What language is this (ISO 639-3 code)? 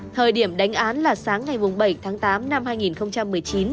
vie